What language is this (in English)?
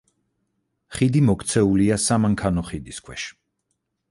Georgian